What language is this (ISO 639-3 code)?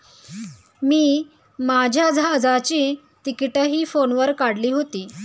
mar